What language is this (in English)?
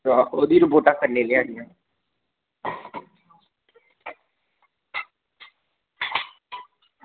Dogri